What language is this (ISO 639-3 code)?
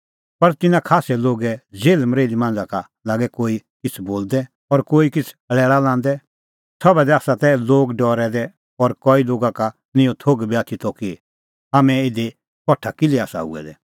kfx